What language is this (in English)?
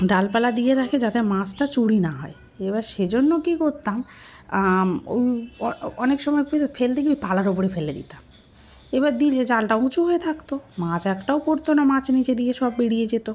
Bangla